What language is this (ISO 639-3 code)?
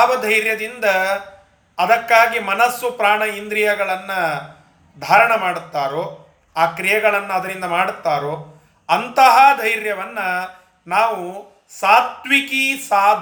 kan